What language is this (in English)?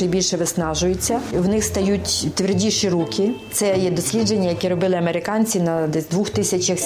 Ukrainian